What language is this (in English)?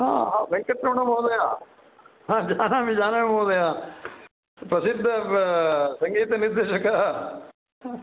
Sanskrit